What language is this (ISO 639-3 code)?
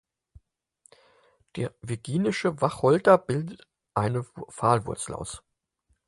deu